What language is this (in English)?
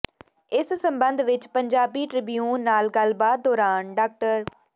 Punjabi